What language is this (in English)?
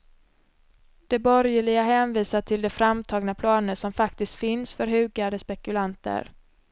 Swedish